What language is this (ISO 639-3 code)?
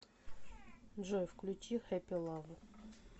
rus